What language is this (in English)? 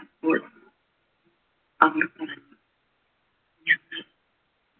Malayalam